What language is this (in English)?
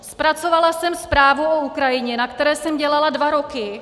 Czech